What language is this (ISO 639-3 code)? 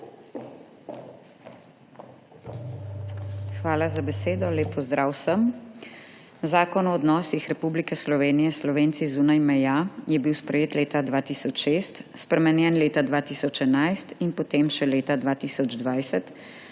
slv